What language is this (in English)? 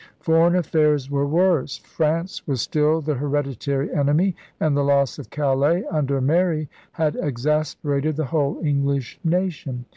English